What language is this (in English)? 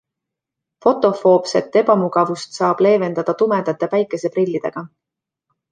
Estonian